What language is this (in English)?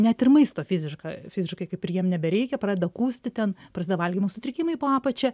Lithuanian